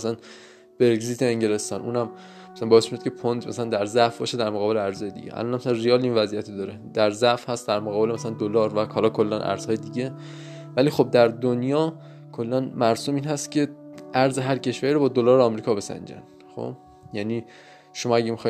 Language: Persian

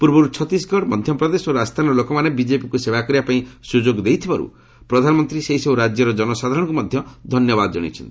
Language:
Odia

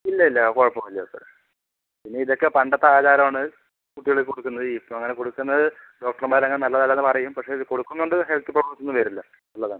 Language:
Malayalam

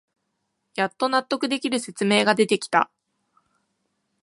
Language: Japanese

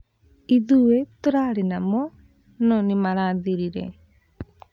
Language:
Kikuyu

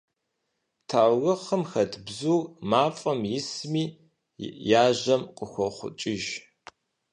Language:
Kabardian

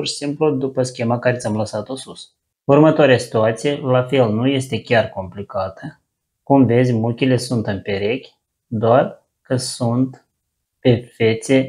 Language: Romanian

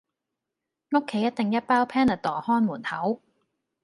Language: Cantonese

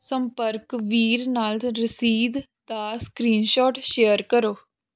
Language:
Punjabi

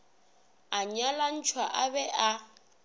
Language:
Northern Sotho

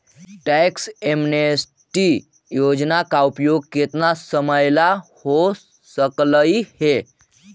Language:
Magahi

